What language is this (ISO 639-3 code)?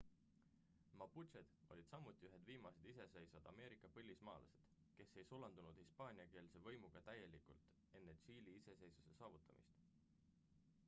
est